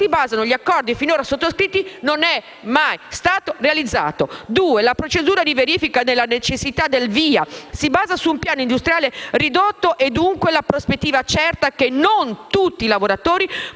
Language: Italian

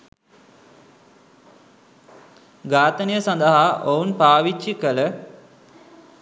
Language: Sinhala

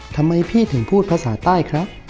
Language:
Thai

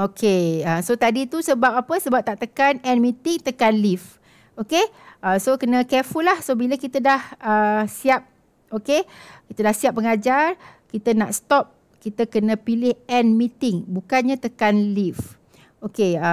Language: Malay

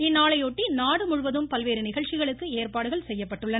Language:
Tamil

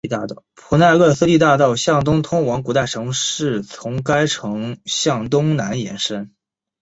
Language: Chinese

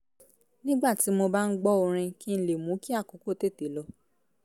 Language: Yoruba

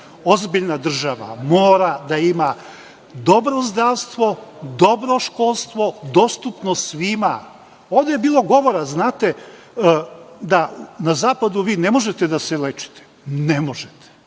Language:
Serbian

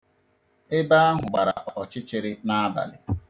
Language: Igbo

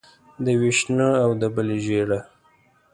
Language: Pashto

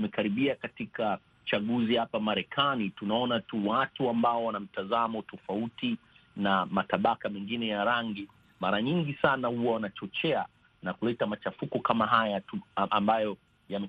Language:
Swahili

